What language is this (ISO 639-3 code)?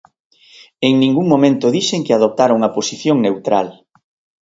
glg